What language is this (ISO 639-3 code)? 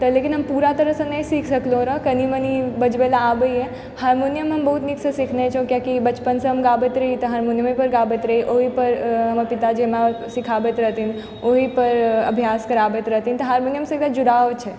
mai